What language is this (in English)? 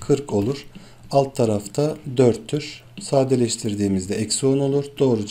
Turkish